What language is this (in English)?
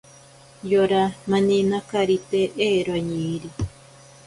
Ashéninka Perené